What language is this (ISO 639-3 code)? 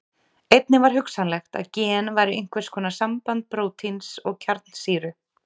isl